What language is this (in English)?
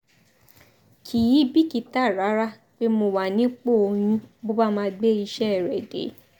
Yoruba